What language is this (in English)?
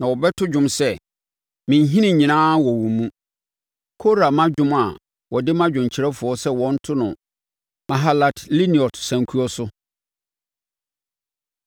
Akan